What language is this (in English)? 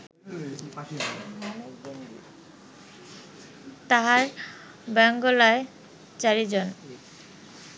Bangla